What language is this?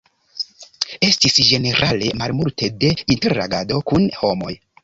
Esperanto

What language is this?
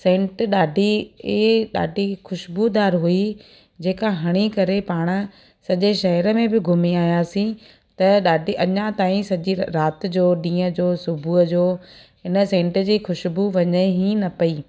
Sindhi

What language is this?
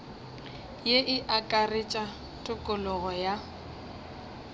Northern Sotho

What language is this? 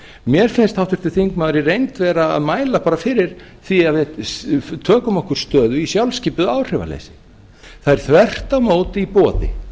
Icelandic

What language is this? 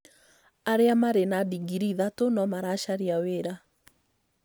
Kikuyu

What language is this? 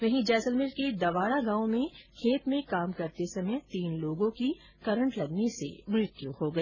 Hindi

